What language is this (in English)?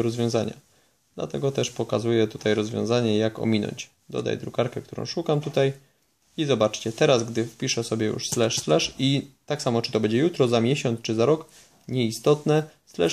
Polish